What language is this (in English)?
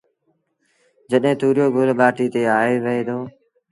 Sindhi Bhil